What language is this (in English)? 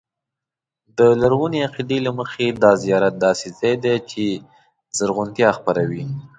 Pashto